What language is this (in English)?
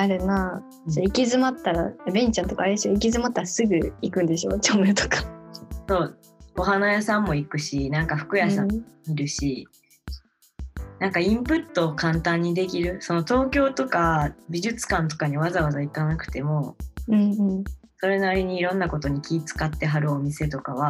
Japanese